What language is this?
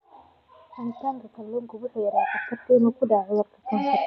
Somali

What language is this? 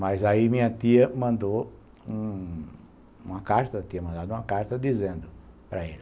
Portuguese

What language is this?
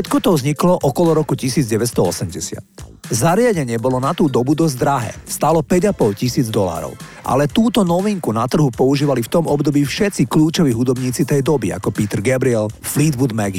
Slovak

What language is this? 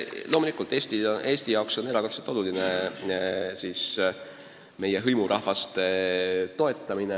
Estonian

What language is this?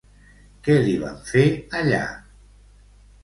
Catalan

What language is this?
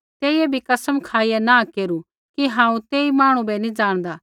Kullu Pahari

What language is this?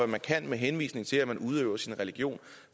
Danish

